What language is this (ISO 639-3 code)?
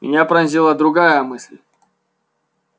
rus